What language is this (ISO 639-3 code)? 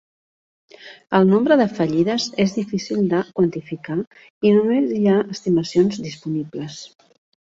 cat